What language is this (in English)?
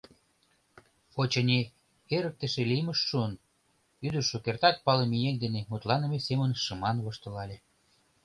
Mari